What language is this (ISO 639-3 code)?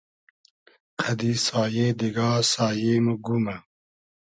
haz